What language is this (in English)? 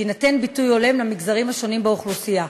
Hebrew